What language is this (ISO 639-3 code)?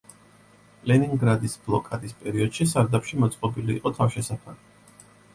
kat